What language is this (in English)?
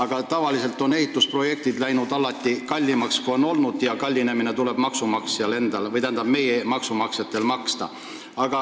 Estonian